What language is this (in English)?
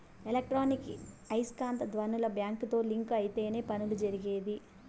Telugu